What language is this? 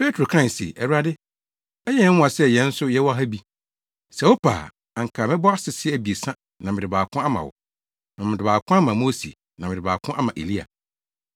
Akan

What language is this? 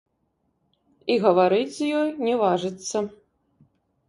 Belarusian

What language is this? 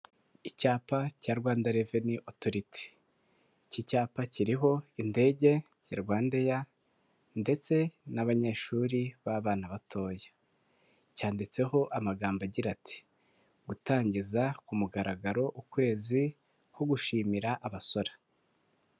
Kinyarwanda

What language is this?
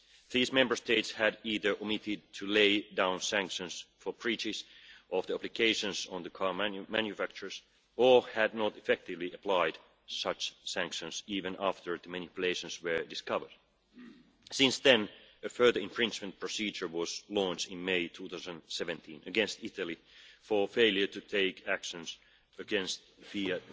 English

